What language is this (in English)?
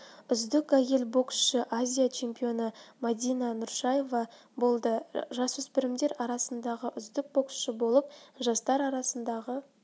Kazakh